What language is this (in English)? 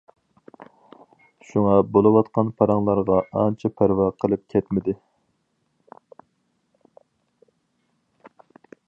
Uyghur